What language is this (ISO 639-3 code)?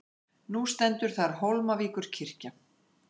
isl